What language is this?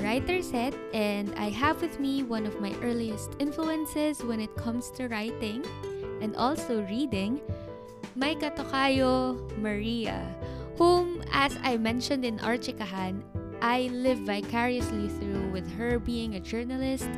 Filipino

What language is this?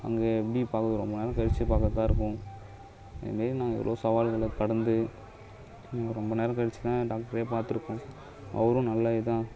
Tamil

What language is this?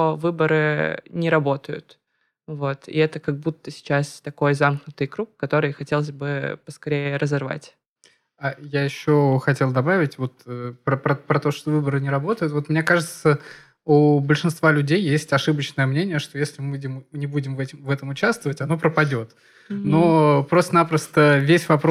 Russian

